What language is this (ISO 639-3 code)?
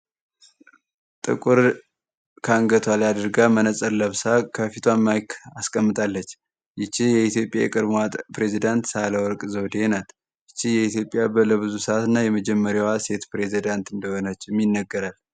amh